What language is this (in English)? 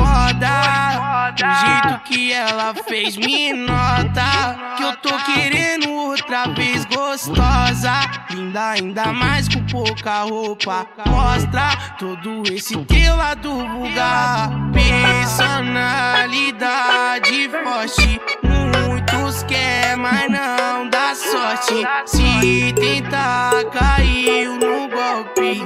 Romanian